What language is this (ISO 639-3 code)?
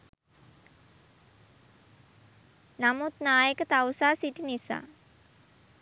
sin